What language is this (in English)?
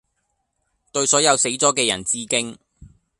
Cantonese